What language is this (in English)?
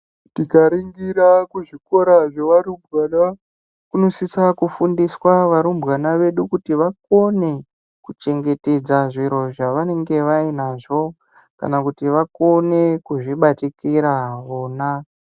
Ndau